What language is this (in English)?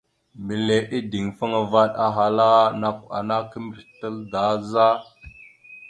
Mada (Cameroon)